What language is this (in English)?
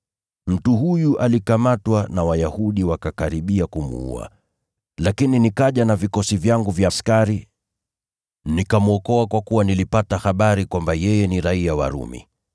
Swahili